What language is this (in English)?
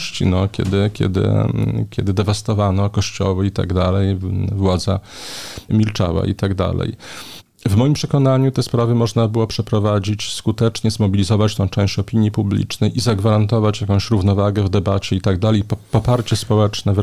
Polish